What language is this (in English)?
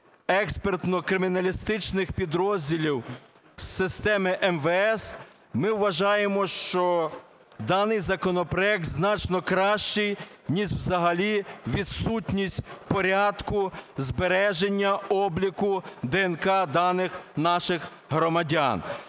Ukrainian